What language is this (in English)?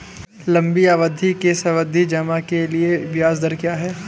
Hindi